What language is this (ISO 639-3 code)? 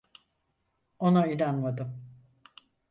tur